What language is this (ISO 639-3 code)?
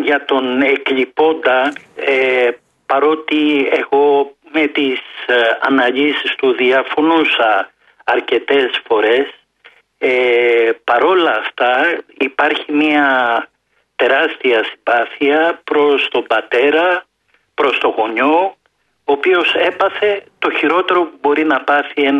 ell